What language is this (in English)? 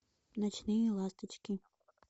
Russian